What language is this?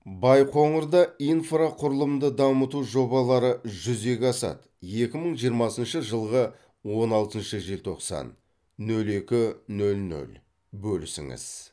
Kazakh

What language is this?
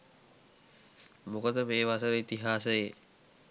Sinhala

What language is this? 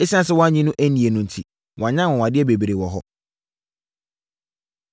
Akan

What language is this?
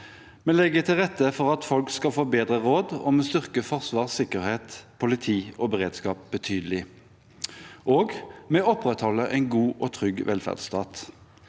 Norwegian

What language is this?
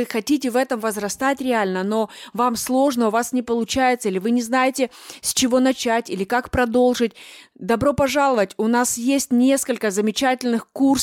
Russian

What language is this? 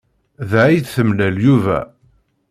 Kabyle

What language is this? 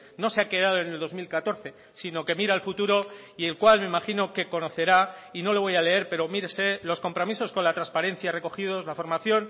Spanish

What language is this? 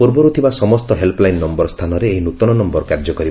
Odia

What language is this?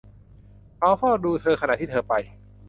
Thai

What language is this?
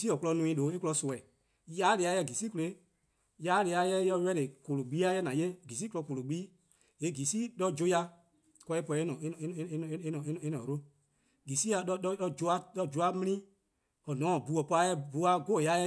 Eastern Krahn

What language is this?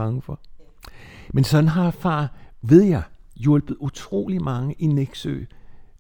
Danish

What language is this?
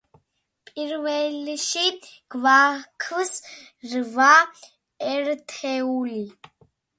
Georgian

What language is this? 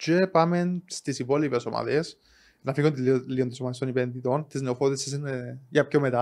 Greek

